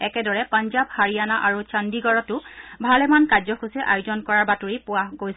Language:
Assamese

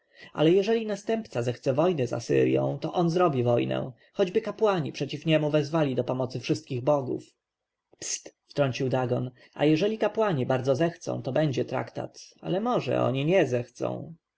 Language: Polish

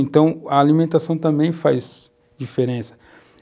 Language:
Portuguese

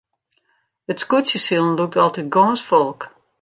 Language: Western Frisian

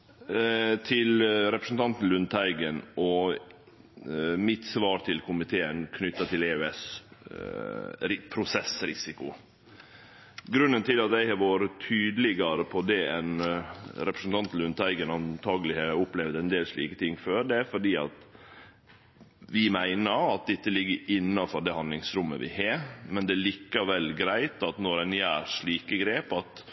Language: Norwegian Nynorsk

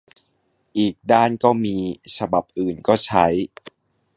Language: Thai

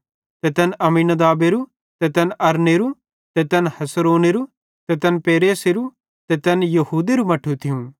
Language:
Bhadrawahi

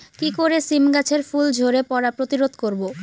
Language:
Bangla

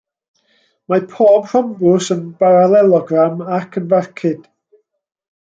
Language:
Welsh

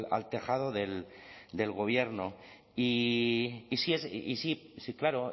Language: Spanish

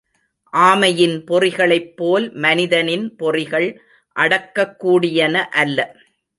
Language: Tamil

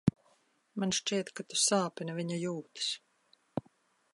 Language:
Latvian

